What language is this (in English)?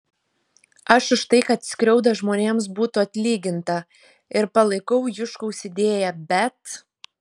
Lithuanian